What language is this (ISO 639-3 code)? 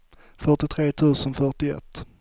swe